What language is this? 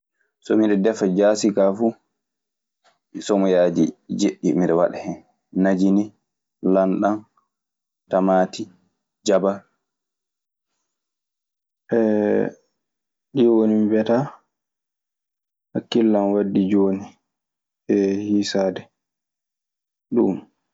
Maasina Fulfulde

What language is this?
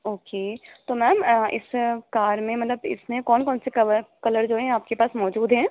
Urdu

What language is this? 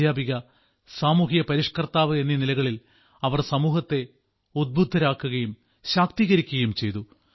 Malayalam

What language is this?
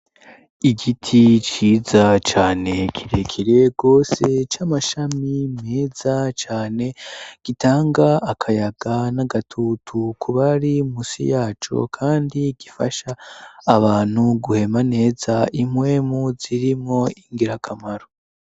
Rundi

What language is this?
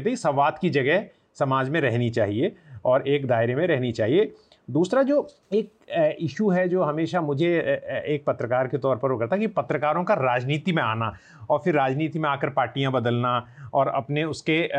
Hindi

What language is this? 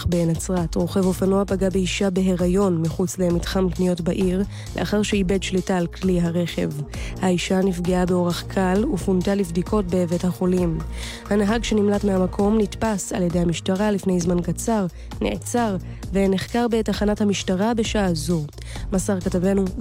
Hebrew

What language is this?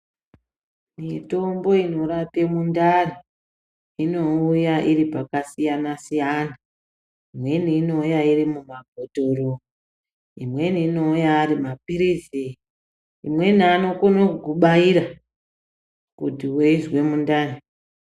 Ndau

